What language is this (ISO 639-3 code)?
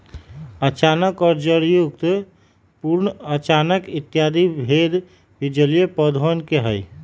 mag